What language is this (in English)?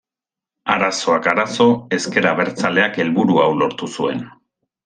Basque